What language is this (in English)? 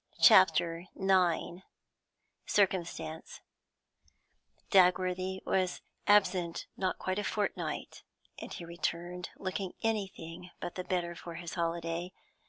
English